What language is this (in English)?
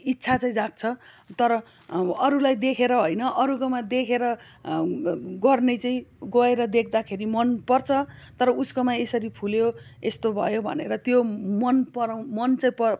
Nepali